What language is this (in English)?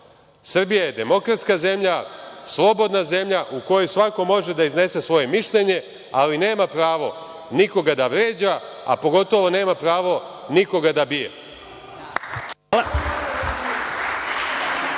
Serbian